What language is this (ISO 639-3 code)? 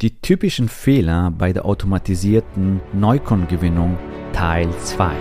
deu